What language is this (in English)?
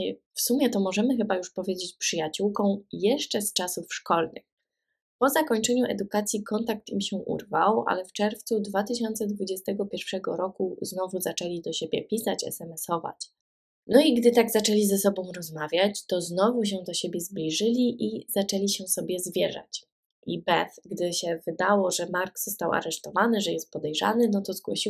Polish